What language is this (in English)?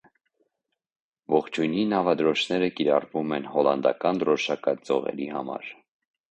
Armenian